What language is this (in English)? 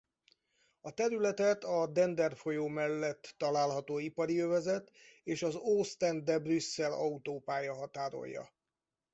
Hungarian